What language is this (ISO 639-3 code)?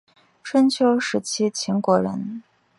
zho